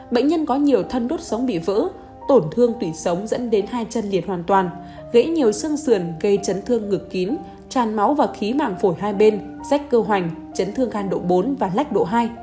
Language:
Vietnamese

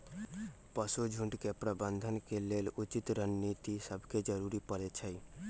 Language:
Magahi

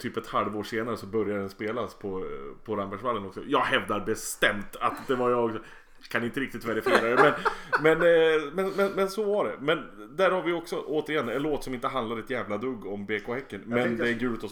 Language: Swedish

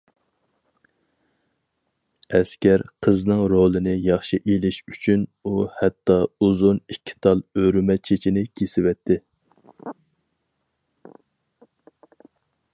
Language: Uyghur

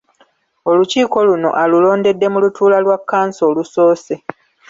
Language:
Ganda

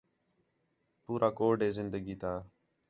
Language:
Khetrani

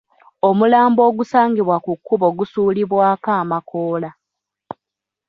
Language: Ganda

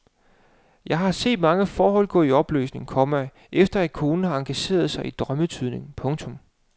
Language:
Danish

